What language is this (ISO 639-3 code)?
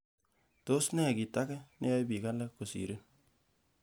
kln